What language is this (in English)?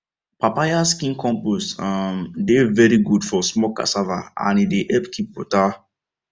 Nigerian Pidgin